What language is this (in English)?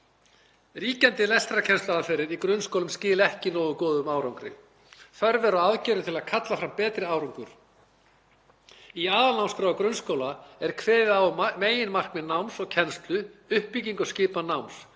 Icelandic